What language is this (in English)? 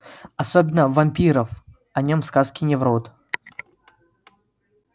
Russian